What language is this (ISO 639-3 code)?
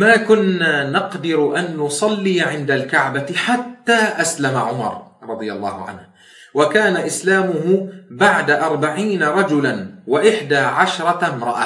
ara